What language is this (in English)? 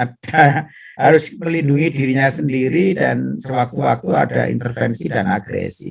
Indonesian